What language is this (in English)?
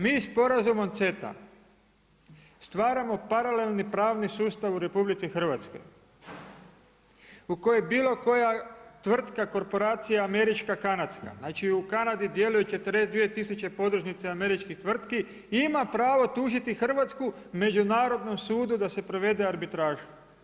Croatian